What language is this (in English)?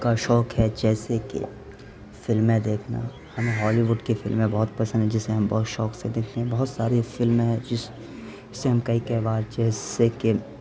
Urdu